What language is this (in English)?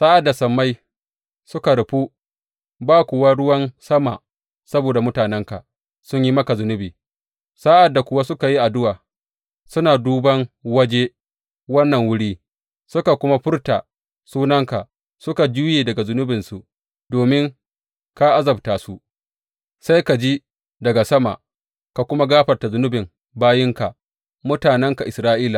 Hausa